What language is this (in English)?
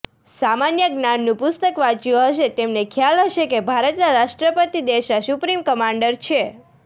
Gujarati